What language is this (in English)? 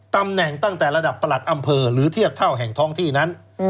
Thai